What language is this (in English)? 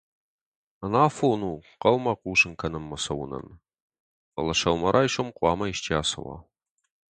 Ossetic